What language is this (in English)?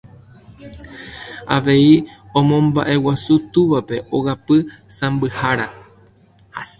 Guarani